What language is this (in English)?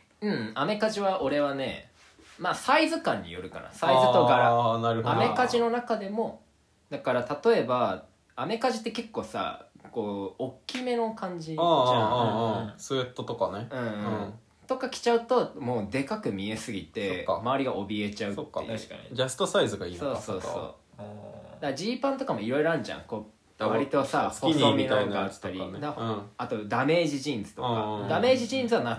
Japanese